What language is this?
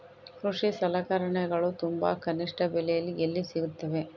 Kannada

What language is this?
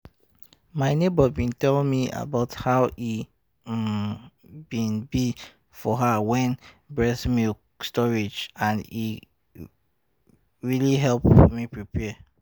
Nigerian Pidgin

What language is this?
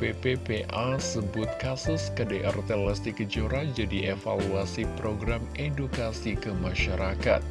Indonesian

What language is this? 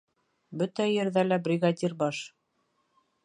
Bashkir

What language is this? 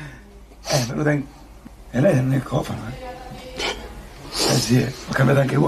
Italian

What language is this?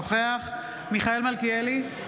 Hebrew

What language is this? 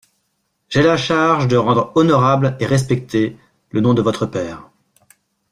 French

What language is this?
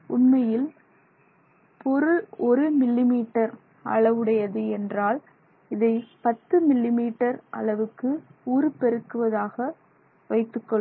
Tamil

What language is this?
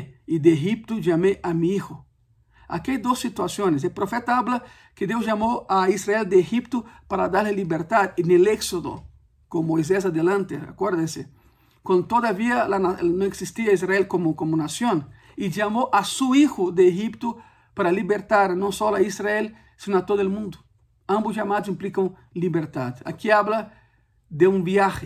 Spanish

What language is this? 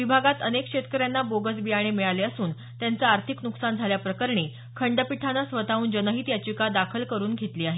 Marathi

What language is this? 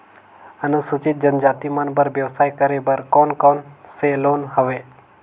Chhattisgarhi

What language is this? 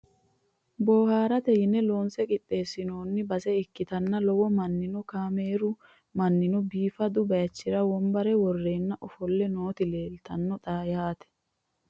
Sidamo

